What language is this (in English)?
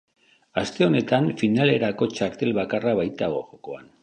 Basque